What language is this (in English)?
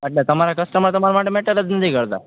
Gujarati